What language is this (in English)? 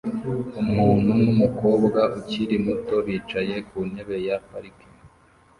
Kinyarwanda